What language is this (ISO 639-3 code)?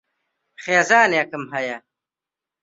ckb